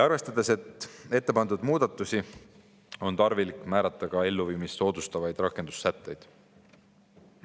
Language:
Estonian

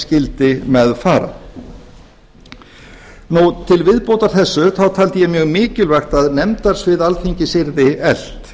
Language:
Icelandic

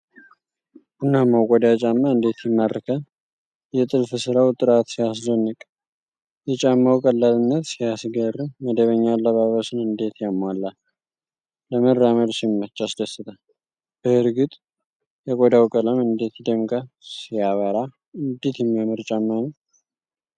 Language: Amharic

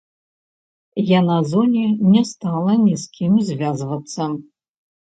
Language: Belarusian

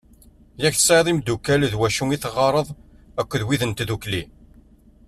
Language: Kabyle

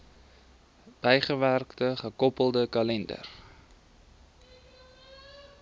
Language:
Afrikaans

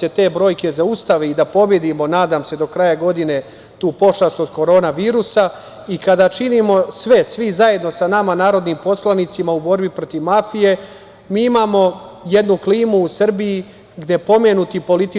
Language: Serbian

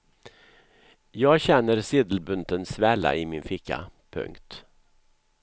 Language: Swedish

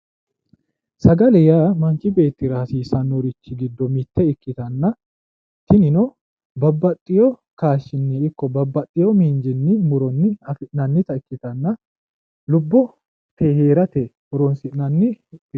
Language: Sidamo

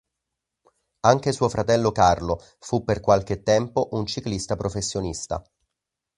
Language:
Italian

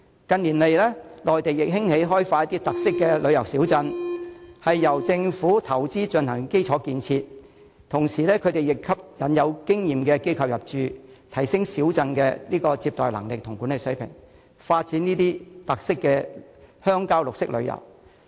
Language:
Cantonese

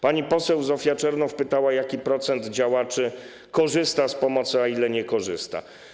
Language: Polish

